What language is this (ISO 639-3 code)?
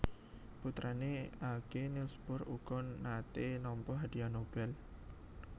jav